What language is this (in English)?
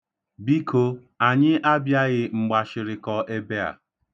Igbo